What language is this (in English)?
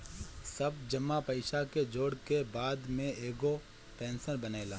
Bhojpuri